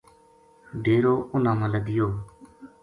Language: Gujari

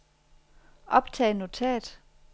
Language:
Danish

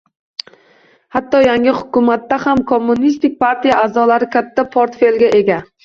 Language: Uzbek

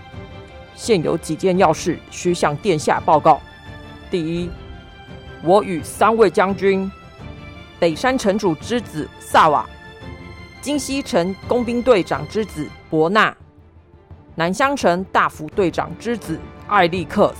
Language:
Chinese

